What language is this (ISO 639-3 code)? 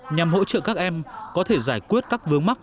vie